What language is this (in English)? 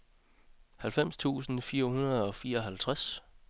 Danish